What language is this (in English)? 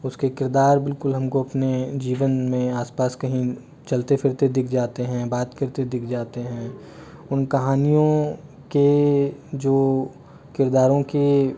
Hindi